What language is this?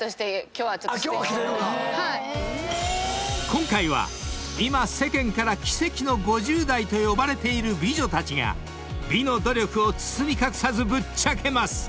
Japanese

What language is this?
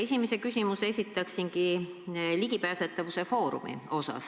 Estonian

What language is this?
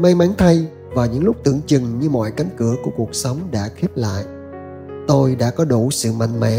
Vietnamese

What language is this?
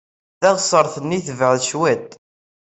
Kabyle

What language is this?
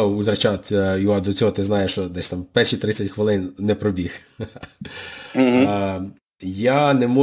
Ukrainian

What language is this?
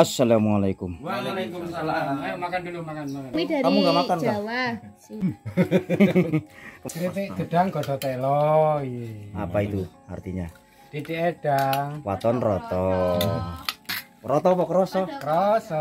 Indonesian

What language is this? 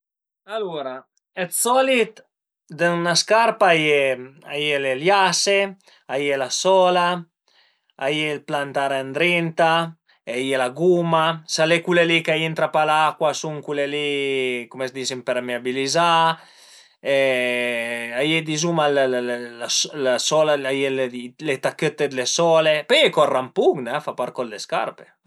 Piedmontese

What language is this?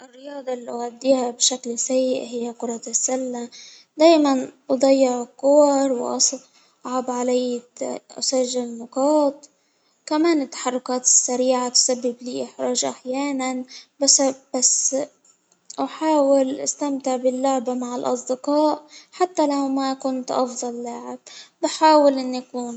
Hijazi Arabic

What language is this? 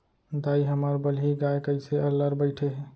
Chhattisgarhi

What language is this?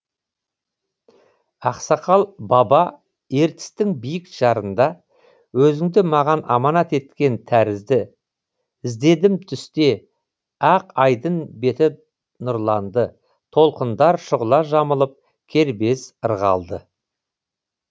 Kazakh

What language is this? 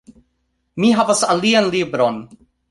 Esperanto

